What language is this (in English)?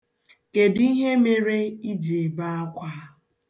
Igbo